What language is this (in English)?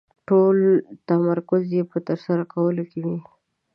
Pashto